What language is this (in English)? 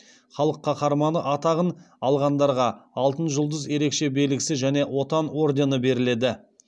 Kazakh